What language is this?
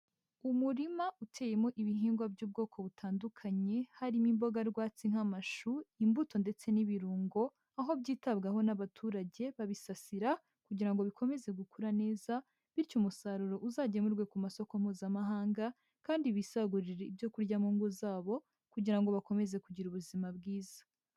Kinyarwanda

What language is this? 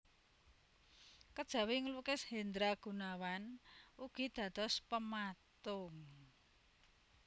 Javanese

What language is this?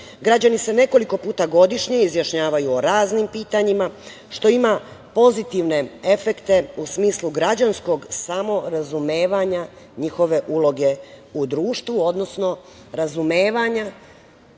Serbian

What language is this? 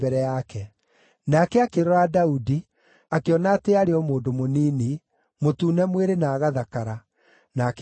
Kikuyu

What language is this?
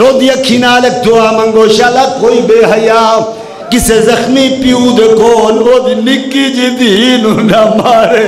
Arabic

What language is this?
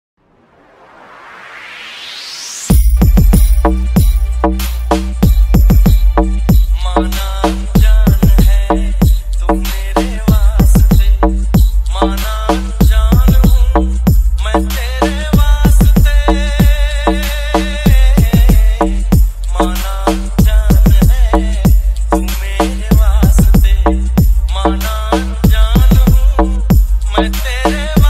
Thai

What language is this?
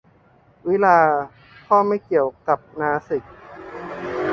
Thai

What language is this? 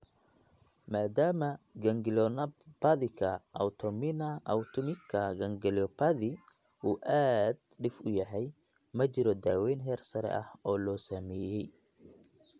Somali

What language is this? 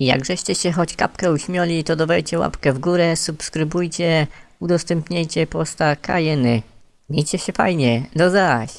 Polish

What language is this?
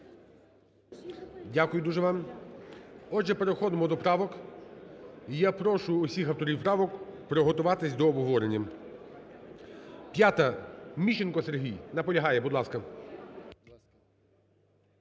Ukrainian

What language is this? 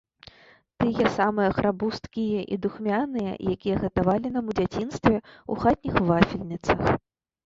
Belarusian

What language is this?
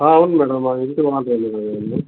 Telugu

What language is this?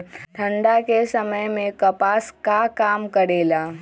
Magahi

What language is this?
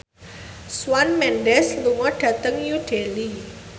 Javanese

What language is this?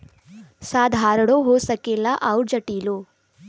Bhojpuri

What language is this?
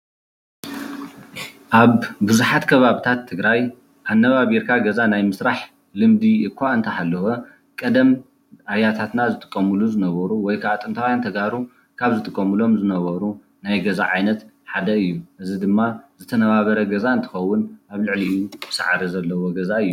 Tigrinya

